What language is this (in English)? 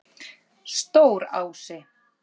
Icelandic